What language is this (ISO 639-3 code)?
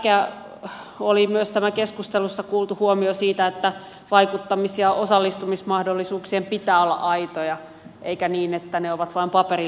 fin